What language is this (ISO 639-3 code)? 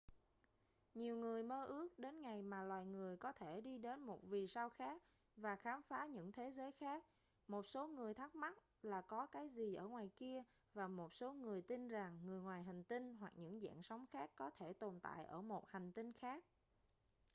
vie